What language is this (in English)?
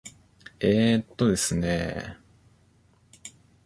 Japanese